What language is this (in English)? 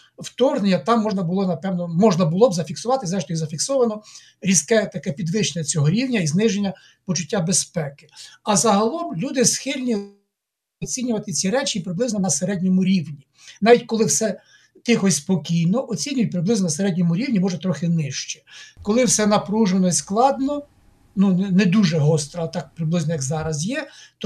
Ukrainian